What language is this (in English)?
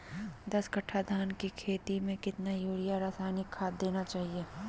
Magahi